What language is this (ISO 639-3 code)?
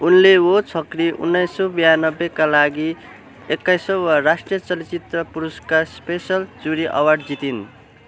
nep